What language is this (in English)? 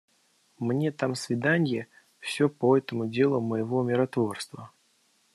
Russian